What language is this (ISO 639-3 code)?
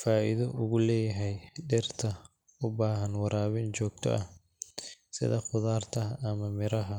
som